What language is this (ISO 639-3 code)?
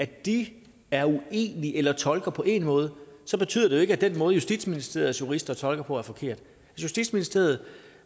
dan